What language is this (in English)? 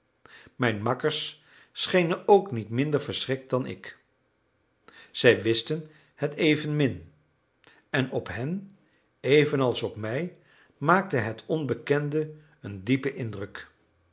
Dutch